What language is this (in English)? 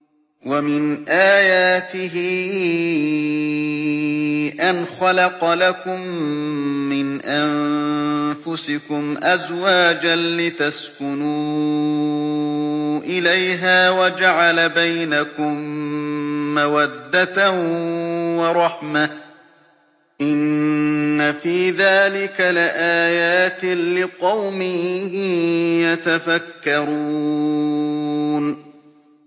Arabic